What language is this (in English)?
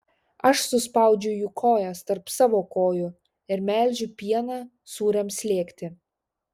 Lithuanian